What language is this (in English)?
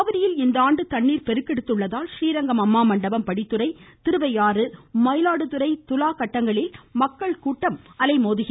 Tamil